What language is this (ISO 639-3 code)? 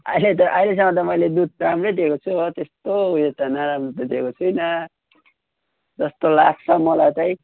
nep